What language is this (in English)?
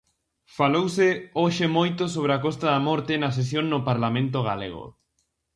Galician